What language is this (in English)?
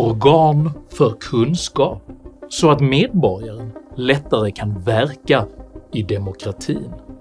Swedish